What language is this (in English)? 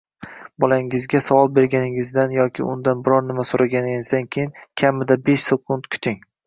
Uzbek